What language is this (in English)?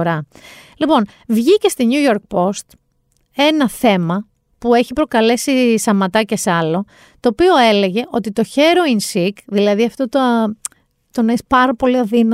Greek